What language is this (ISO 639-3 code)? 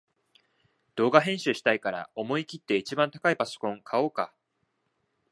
jpn